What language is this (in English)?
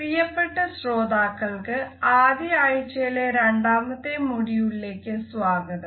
Malayalam